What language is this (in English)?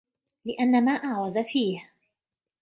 Arabic